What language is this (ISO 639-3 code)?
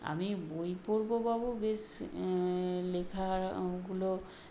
ben